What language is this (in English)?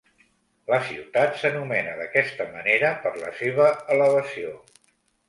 Catalan